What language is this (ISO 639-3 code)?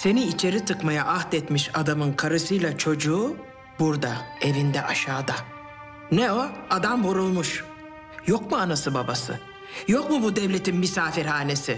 tur